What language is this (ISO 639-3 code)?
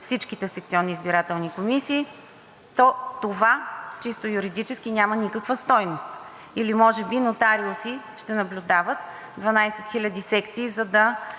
bul